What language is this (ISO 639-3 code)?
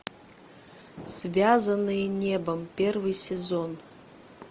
rus